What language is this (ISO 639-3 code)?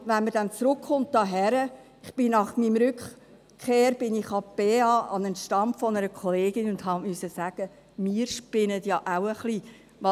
gsw